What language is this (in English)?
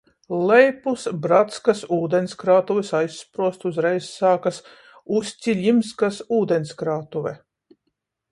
Latvian